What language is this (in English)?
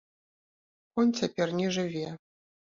Belarusian